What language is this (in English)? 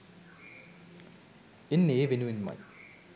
Sinhala